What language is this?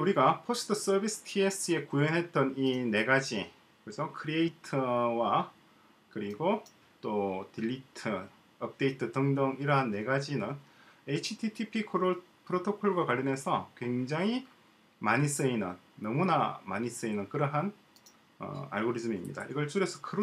Korean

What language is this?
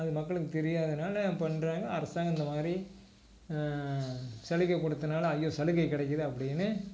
Tamil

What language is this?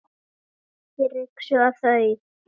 Icelandic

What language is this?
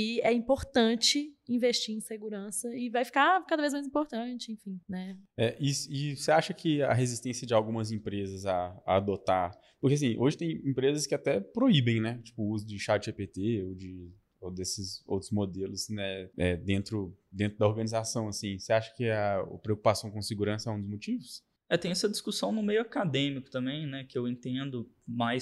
Portuguese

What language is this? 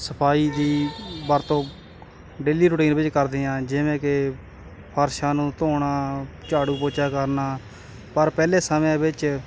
Punjabi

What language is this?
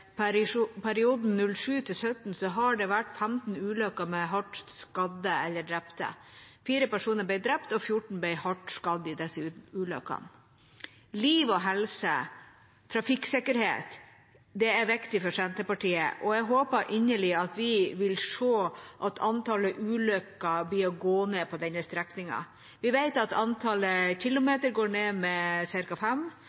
Norwegian Bokmål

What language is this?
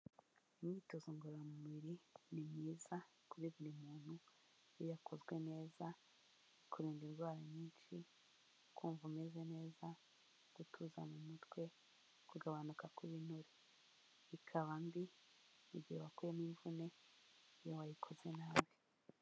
Kinyarwanda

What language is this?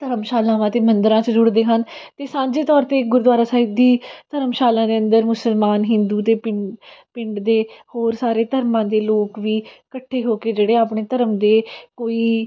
Punjabi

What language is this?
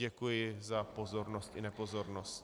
Czech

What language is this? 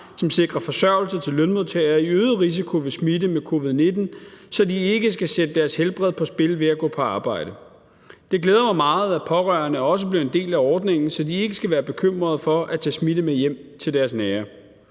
Danish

